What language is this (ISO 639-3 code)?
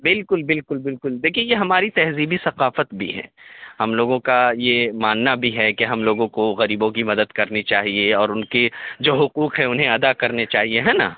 urd